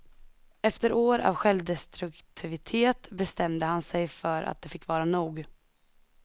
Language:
Swedish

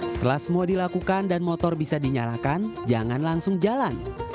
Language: Indonesian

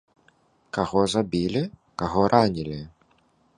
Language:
Belarusian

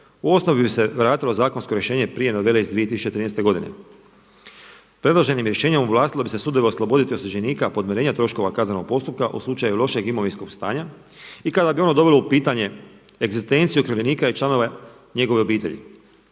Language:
Croatian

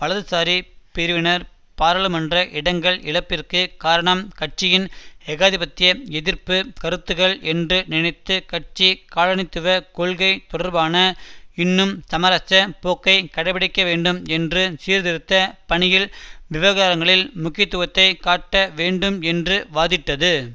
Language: Tamil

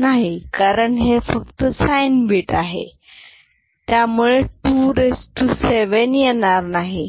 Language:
Marathi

